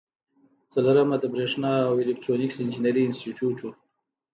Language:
Pashto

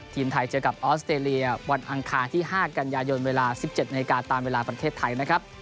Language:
Thai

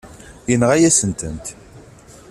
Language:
Kabyle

